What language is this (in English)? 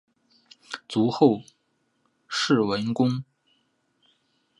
Chinese